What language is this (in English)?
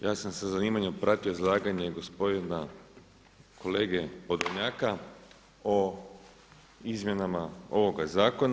Croatian